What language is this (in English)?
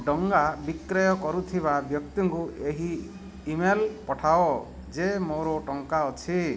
Odia